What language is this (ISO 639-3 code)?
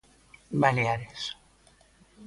glg